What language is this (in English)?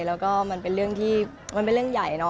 Thai